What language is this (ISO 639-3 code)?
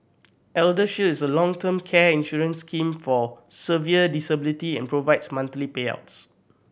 eng